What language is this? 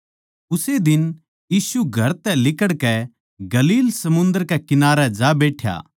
Haryanvi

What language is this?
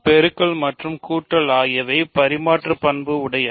Tamil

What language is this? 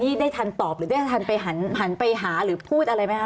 Thai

